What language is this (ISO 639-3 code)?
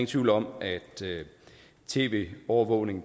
dan